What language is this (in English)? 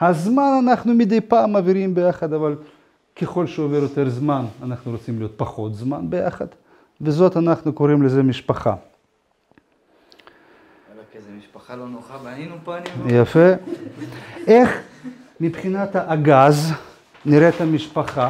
Hebrew